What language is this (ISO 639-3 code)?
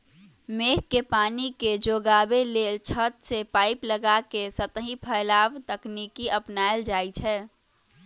mag